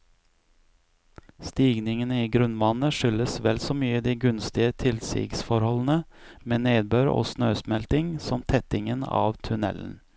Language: Norwegian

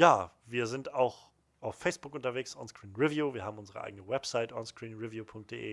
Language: German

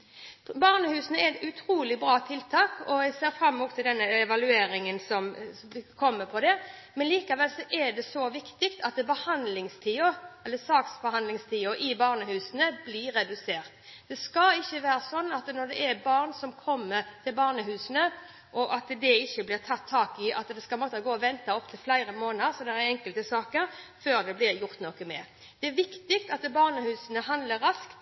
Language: Norwegian Bokmål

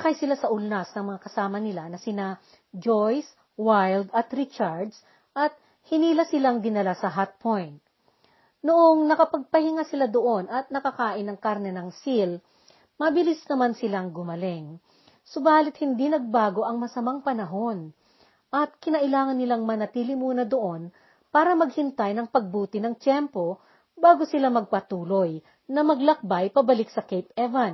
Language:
Filipino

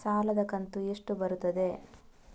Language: Kannada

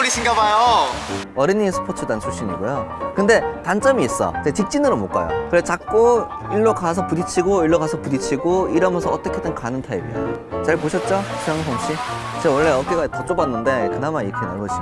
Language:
Korean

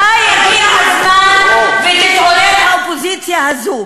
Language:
Hebrew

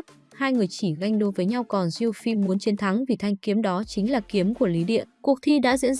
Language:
Vietnamese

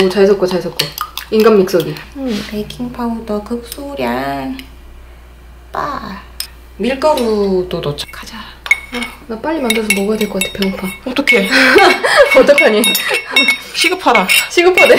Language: Korean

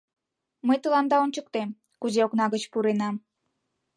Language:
Mari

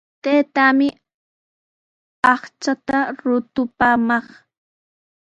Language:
Sihuas Ancash Quechua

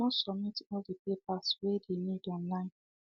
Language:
Nigerian Pidgin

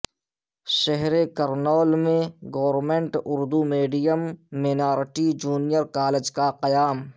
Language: Urdu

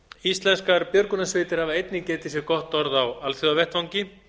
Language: Icelandic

